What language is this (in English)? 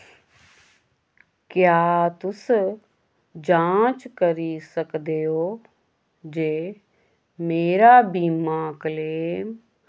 Dogri